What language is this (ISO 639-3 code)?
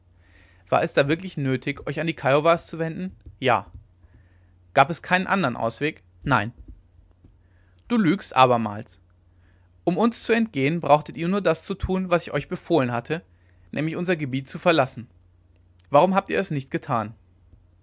deu